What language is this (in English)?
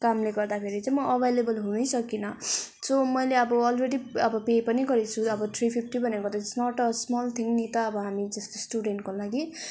Nepali